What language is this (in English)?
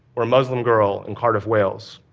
English